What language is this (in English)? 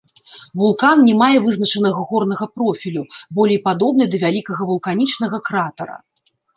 Belarusian